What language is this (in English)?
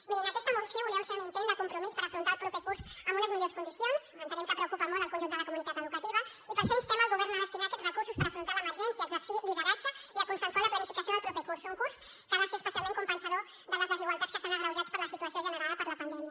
Catalan